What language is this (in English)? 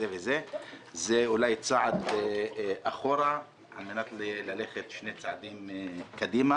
Hebrew